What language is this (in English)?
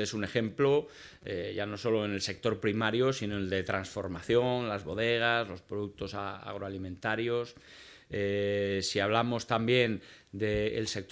Spanish